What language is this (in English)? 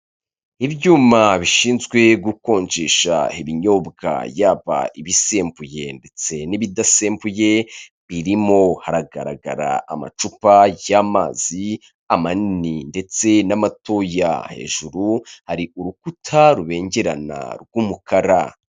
Kinyarwanda